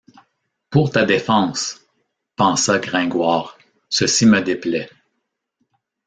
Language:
French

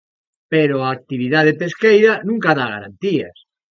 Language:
Galician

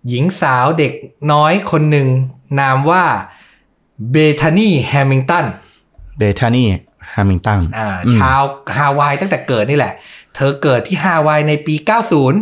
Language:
Thai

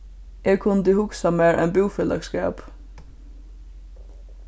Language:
Faroese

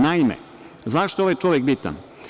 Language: Serbian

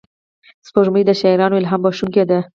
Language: Pashto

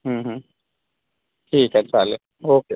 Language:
Marathi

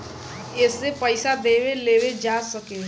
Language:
Bhojpuri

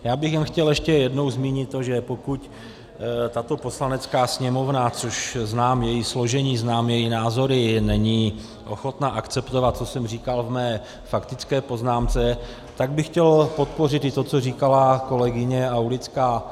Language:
Czech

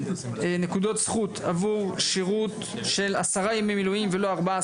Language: Hebrew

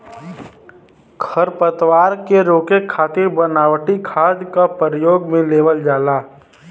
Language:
Bhojpuri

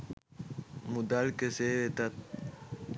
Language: Sinhala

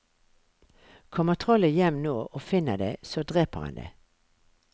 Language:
Norwegian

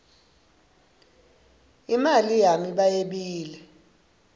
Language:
Swati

